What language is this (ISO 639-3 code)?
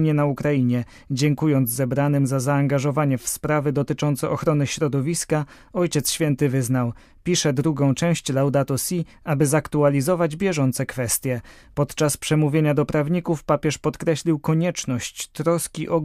pol